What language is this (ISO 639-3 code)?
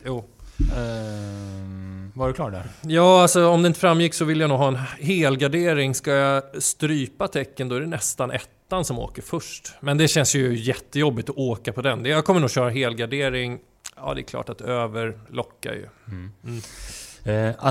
swe